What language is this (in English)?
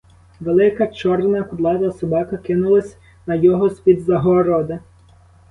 Ukrainian